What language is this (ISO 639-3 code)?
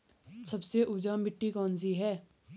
hin